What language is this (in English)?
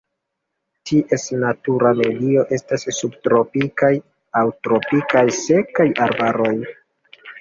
Esperanto